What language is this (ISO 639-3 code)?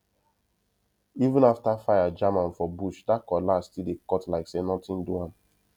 pcm